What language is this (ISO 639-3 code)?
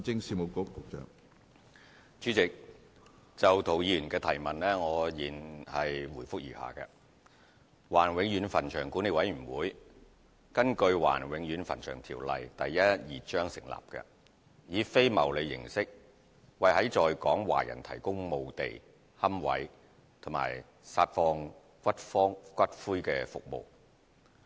yue